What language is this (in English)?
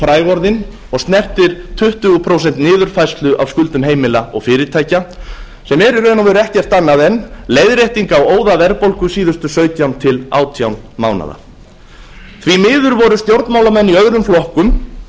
Icelandic